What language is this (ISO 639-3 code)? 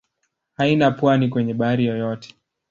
swa